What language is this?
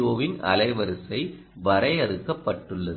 Tamil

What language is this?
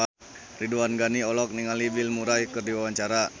Sundanese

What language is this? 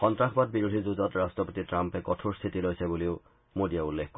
Assamese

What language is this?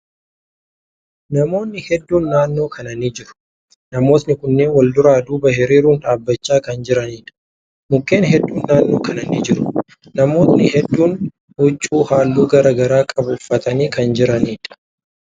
Oromo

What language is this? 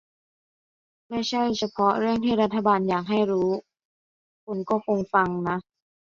Thai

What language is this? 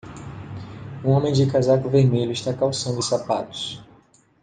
Portuguese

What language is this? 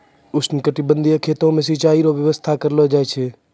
Maithili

